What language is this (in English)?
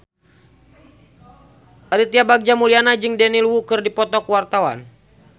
Sundanese